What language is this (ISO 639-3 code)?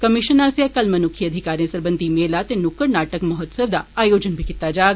doi